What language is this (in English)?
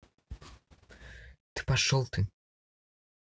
Russian